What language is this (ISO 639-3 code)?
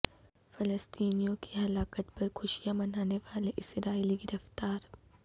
urd